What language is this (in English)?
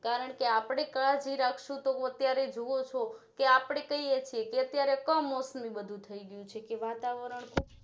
Gujarati